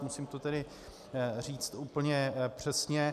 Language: Czech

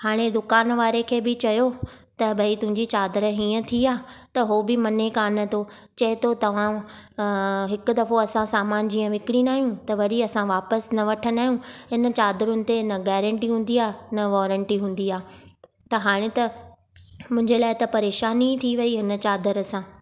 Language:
Sindhi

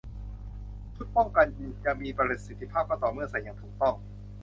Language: Thai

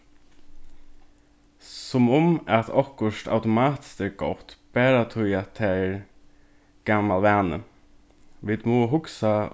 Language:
Faroese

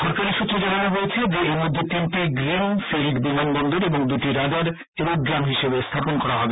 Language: Bangla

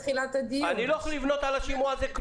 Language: Hebrew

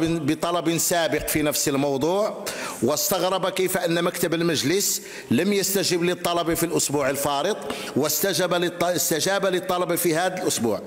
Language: Arabic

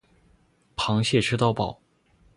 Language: Chinese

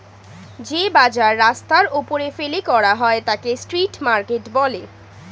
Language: Bangla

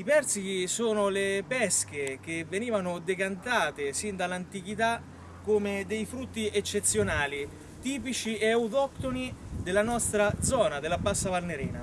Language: Italian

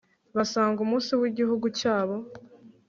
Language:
Kinyarwanda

